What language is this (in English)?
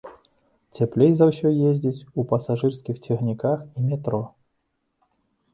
Belarusian